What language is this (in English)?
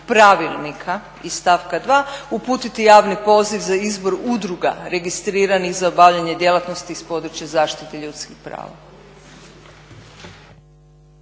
Croatian